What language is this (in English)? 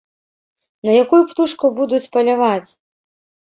Belarusian